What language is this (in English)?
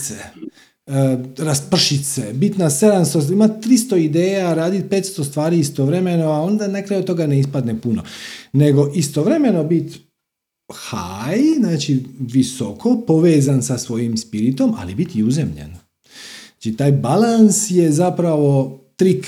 Croatian